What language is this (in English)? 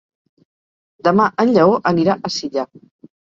Catalan